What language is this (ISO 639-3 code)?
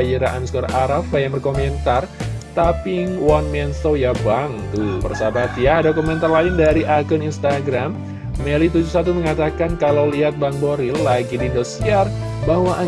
ind